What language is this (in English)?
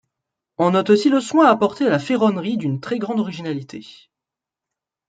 French